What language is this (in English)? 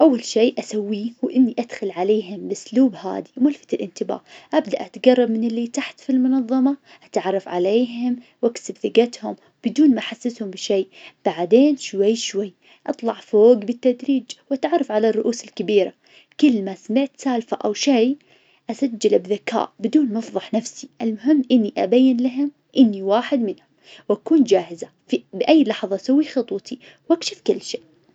Najdi Arabic